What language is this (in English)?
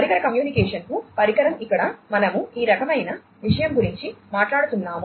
Telugu